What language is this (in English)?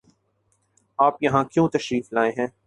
Urdu